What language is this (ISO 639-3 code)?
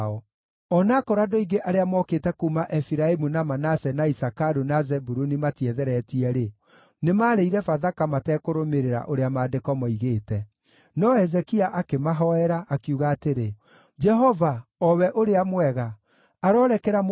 kik